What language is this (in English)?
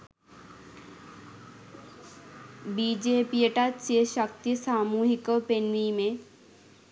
Sinhala